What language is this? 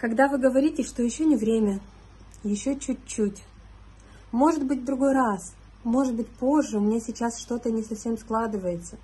Russian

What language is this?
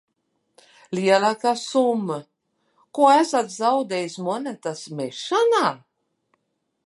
Latvian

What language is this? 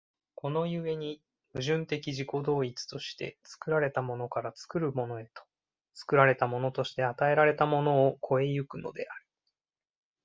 Japanese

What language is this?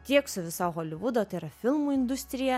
Lithuanian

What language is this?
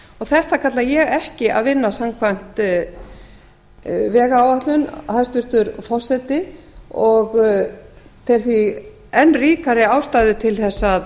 Icelandic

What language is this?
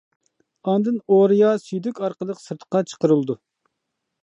Uyghur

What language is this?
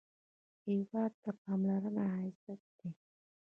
Pashto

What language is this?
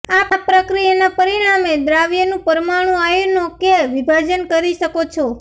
Gujarati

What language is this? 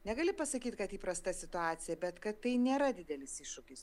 Lithuanian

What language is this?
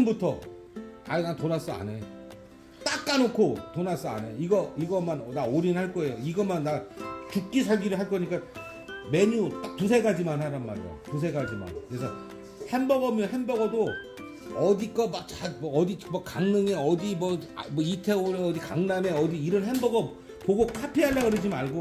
Korean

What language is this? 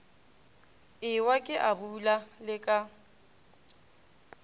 Northern Sotho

